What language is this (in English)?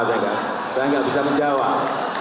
Indonesian